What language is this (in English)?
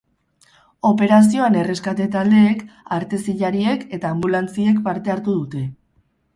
Basque